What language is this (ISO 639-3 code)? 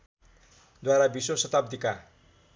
nep